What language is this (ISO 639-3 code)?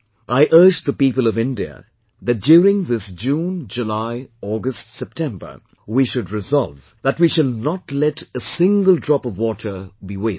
eng